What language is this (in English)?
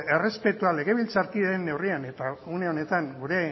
Basque